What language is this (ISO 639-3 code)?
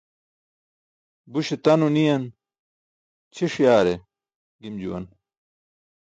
bsk